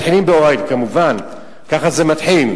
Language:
Hebrew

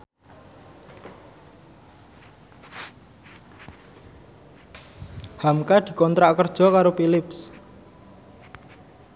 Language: Javanese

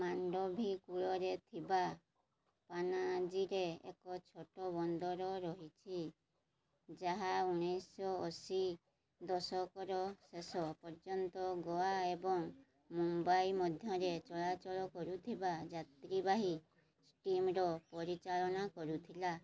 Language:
Odia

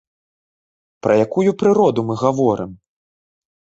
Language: Belarusian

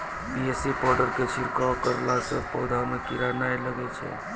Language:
Maithili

